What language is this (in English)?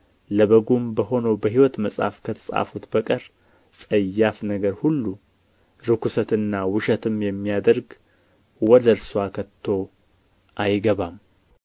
Amharic